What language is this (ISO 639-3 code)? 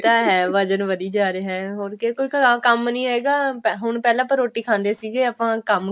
pan